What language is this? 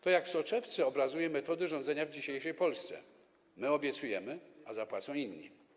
Polish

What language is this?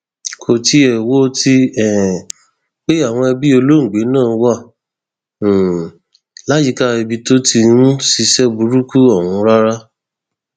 Yoruba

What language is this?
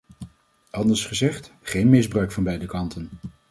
Dutch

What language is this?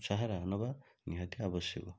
Odia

